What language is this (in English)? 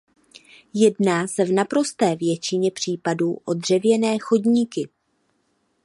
Czech